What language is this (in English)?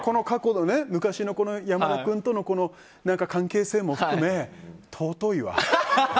Japanese